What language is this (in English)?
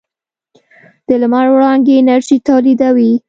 Pashto